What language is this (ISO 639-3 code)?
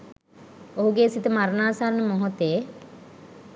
sin